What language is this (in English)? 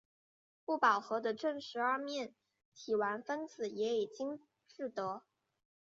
Chinese